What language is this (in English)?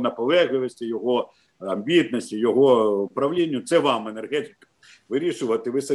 Ukrainian